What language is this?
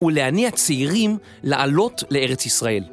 Hebrew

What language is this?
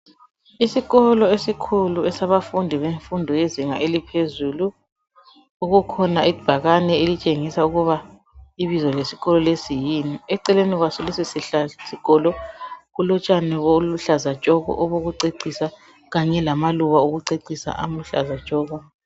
North Ndebele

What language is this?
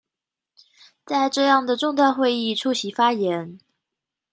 Chinese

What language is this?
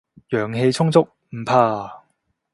Cantonese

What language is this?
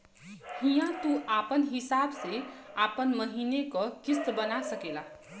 Bhojpuri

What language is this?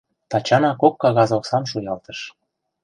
Mari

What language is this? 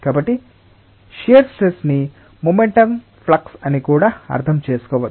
Telugu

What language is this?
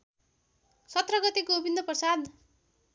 Nepali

